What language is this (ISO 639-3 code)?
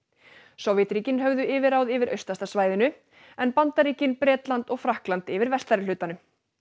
isl